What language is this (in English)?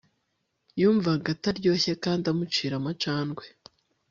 Kinyarwanda